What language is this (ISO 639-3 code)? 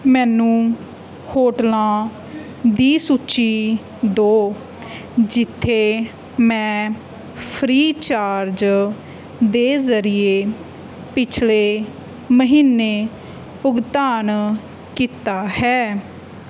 pan